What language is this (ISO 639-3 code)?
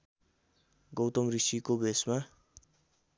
nep